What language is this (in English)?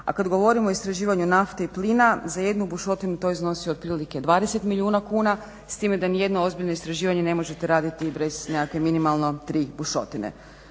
Croatian